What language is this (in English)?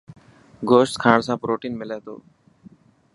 Dhatki